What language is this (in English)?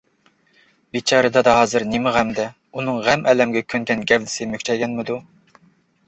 Uyghur